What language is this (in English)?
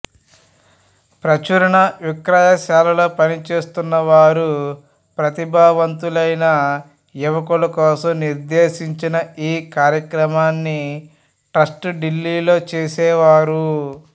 Telugu